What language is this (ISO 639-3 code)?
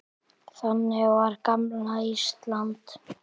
isl